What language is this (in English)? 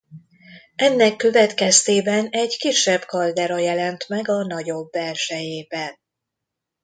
Hungarian